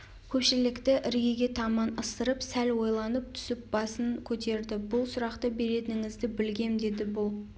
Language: Kazakh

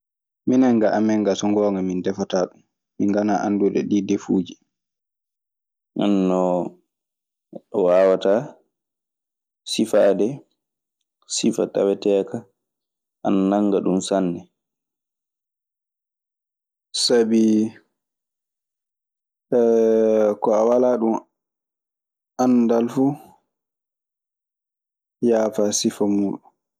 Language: Maasina Fulfulde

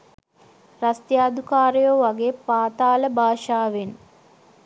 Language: Sinhala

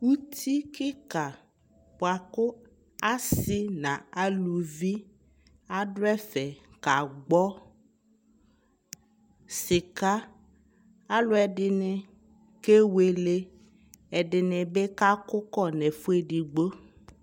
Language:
Ikposo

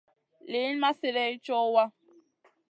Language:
Masana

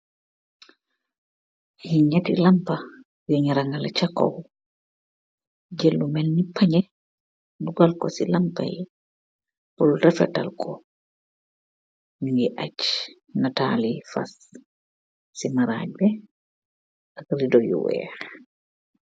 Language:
Wolof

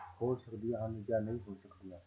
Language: Punjabi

